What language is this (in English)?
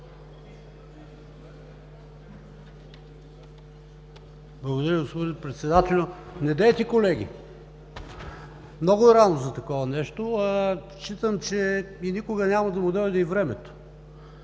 Bulgarian